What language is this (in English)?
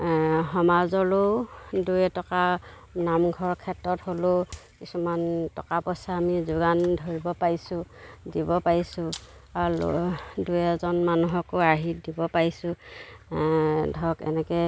Assamese